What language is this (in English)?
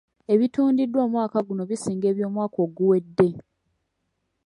Ganda